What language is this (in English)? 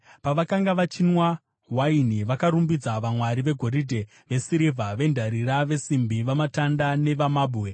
Shona